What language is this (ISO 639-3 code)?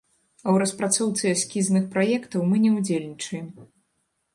bel